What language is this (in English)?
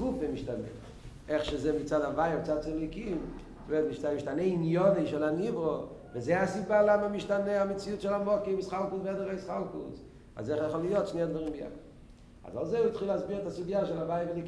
Hebrew